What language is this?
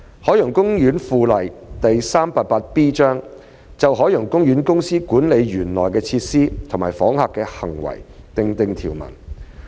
Cantonese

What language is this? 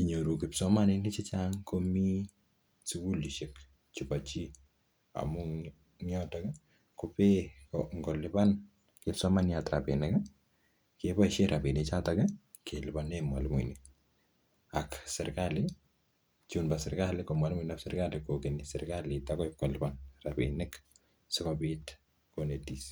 Kalenjin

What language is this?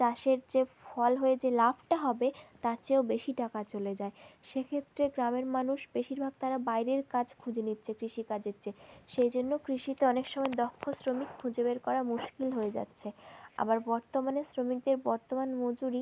Bangla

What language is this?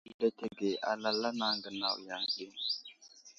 Wuzlam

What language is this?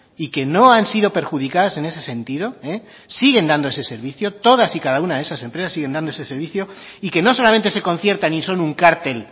Spanish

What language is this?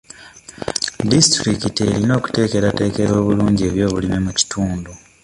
Ganda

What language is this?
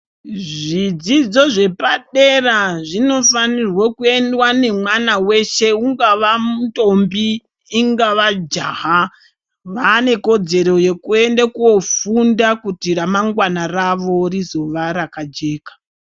Ndau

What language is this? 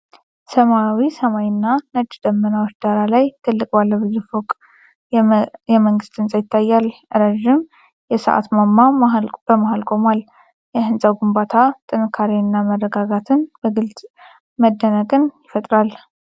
Amharic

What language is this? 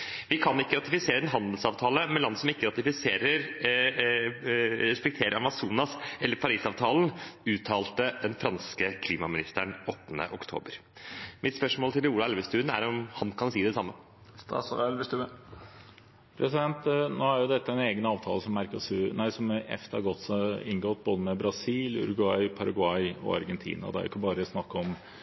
Norwegian Bokmål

